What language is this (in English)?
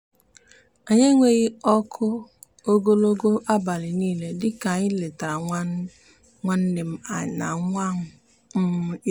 Igbo